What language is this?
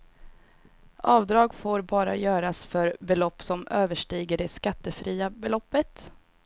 Swedish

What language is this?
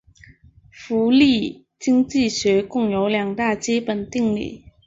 Chinese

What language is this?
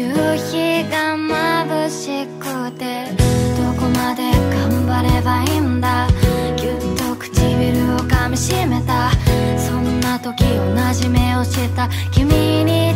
Japanese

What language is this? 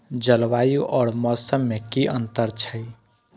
Maithili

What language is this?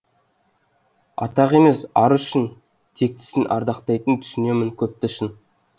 Kazakh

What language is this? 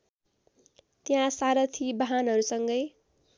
Nepali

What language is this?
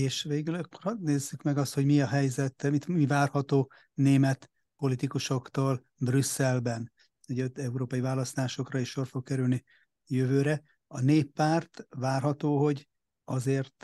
Hungarian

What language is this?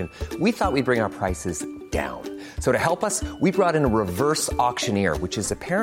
Filipino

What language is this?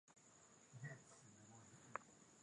Swahili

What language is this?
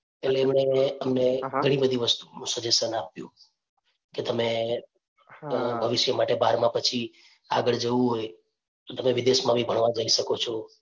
Gujarati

